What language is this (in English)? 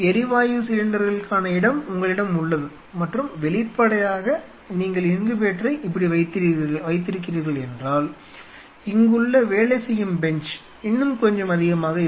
Tamil